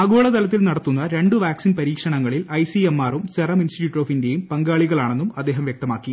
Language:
Malayalam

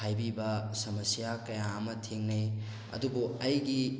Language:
Manipuri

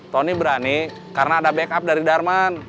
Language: Indonesian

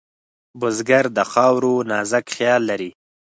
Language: Pashto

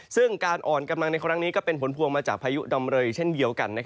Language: Thai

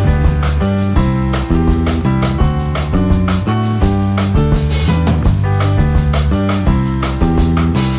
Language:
Korean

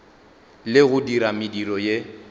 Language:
Northern Sotho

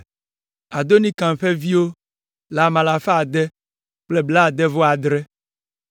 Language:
Ewe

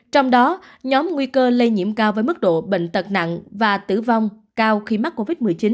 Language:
Vietnamese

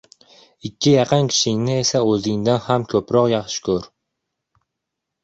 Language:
Uzbek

